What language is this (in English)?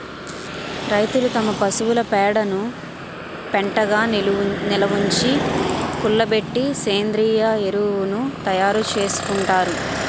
Telugu